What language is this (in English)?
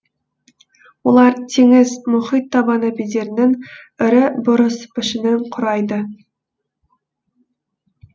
Kazakh